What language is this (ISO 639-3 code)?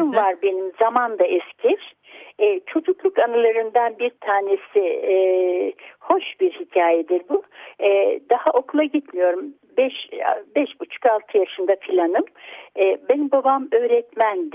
tur